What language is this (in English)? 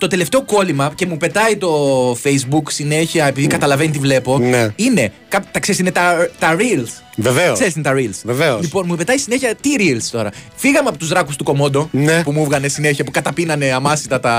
Greek